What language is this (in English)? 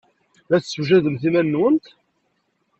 Kabyle